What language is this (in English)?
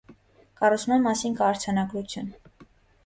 Armenian